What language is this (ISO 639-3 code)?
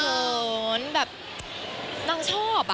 tha